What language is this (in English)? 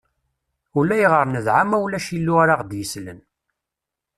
Kabyle